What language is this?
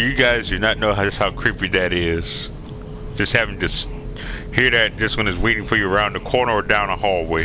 English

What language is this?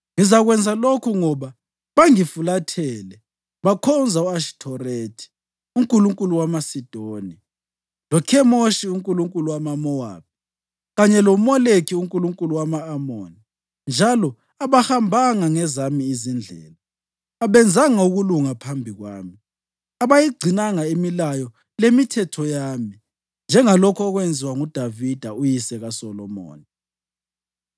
North Ndebele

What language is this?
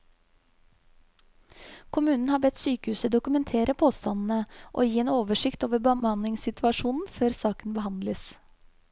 Norwegian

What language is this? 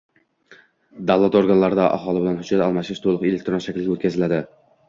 Uzbek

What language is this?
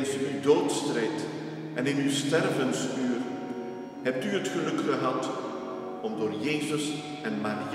Dutch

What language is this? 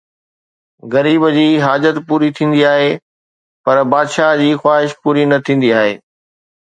Sindhi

